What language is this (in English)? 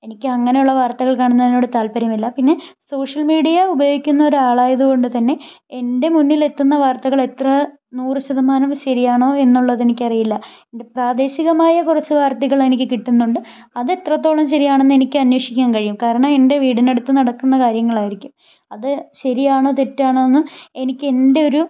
Malayalam